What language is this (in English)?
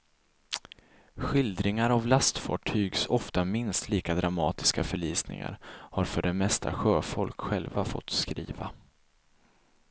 Swedish